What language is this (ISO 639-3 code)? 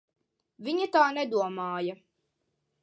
lav